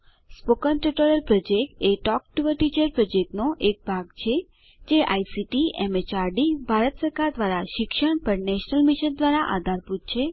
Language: Gujarati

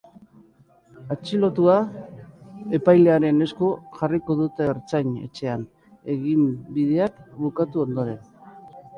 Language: Basque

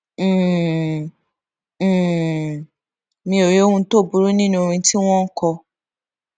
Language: Yoruba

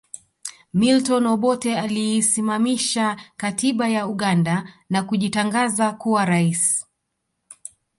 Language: Swahili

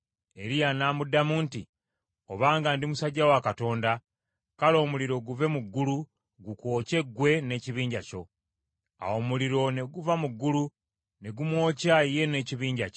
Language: Ganda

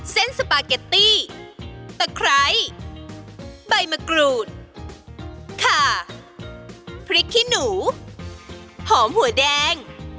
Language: Thai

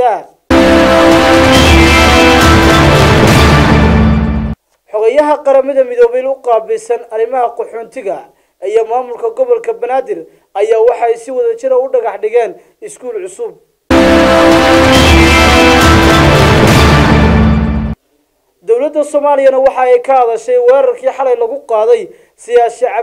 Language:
Arabic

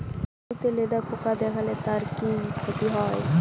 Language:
Bangla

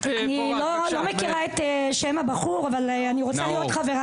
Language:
Hebrew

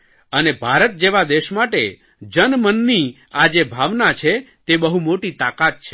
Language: Gujarati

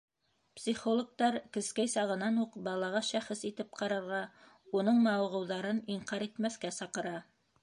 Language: Bashkir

